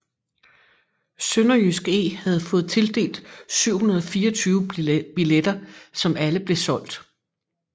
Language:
Danish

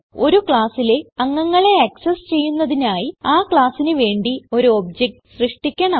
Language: Malayalam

